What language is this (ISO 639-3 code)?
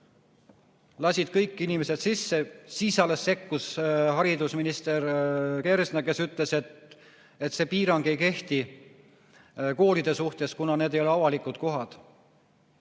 est